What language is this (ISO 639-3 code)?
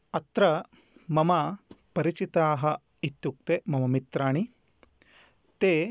san